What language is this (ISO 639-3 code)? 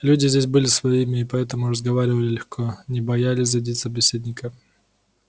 rus